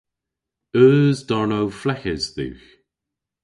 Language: Cornish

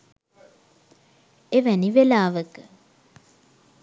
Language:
Sinhala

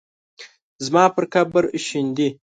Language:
Pashto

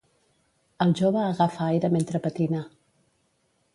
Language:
Catalan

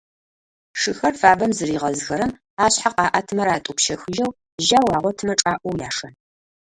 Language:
Adyghe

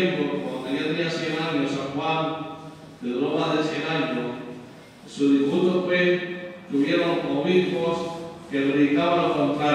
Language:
Spanish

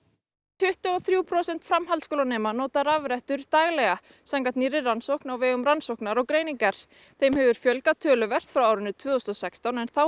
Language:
Icelandic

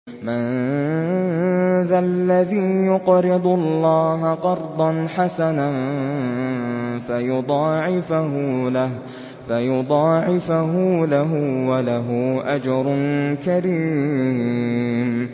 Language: Arabic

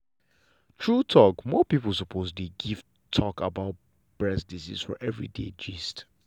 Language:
Nigerian Pidgin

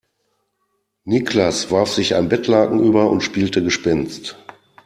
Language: German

